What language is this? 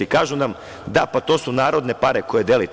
Serbian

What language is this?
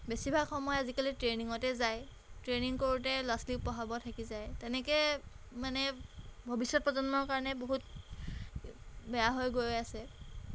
Assamese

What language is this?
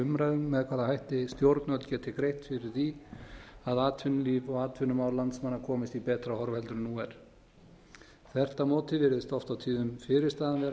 Icelandic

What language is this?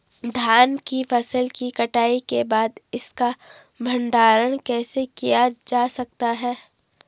Hindi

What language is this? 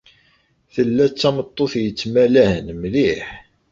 Kabyle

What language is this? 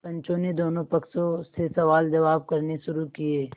Hindi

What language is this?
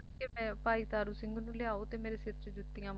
Punjabi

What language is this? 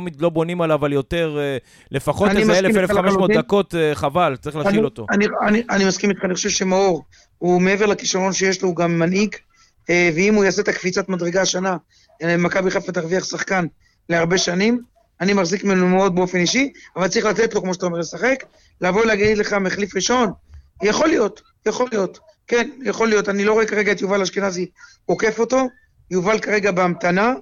Hebrew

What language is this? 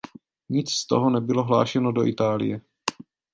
Czech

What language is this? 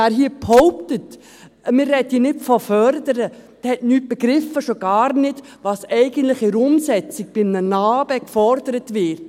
Swiss German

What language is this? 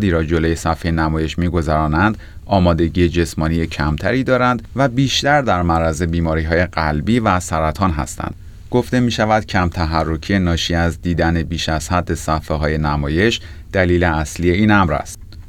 Persian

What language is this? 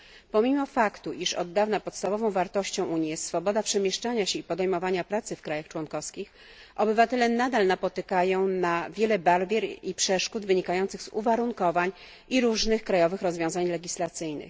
Polish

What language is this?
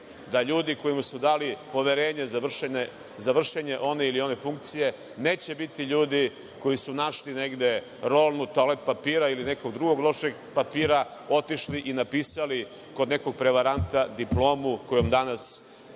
Serbian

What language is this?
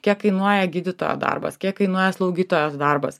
Lithuanian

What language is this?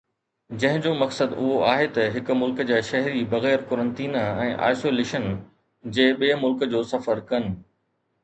Sindhi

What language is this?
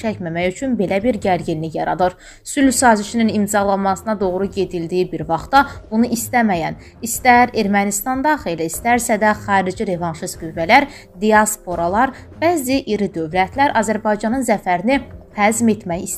Turkish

